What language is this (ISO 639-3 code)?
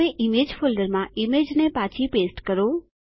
guj